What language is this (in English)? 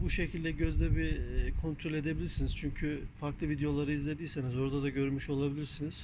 Turkish